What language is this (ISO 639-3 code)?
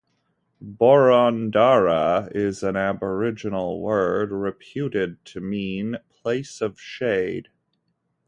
eng